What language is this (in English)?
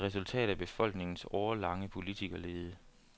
Danish